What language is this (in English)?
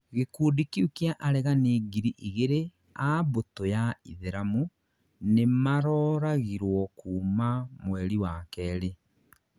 Kikuyu